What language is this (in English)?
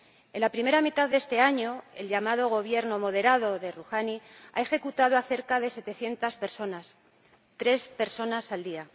Spanish